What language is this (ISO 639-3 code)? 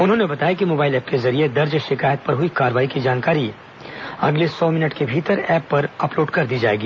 hin